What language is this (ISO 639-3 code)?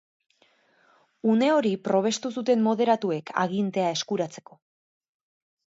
eus